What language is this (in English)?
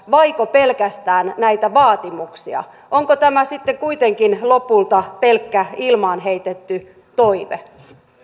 Finnish